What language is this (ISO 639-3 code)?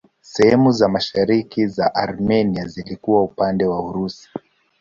swa